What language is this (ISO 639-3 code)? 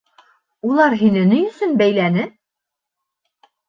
bak